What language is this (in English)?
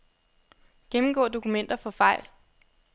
Danish